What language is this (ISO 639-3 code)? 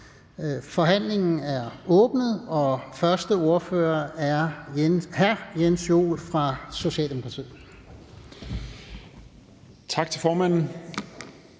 dan